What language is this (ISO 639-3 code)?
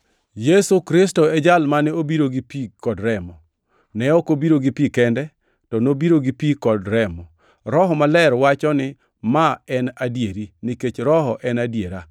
luo